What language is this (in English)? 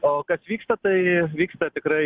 Lithuanian